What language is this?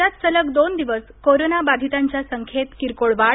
Marathi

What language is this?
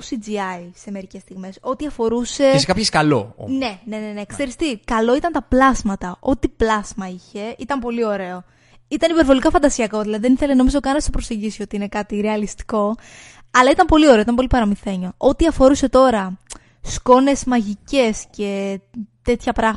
Greek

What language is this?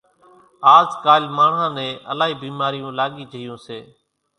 Kachi Koli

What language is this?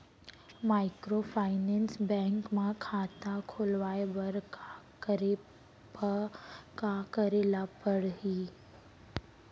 Chhattisgarhi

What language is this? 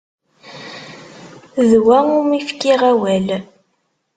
Kabyle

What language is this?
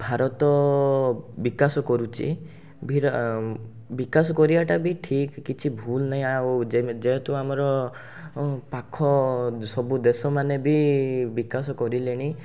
Odia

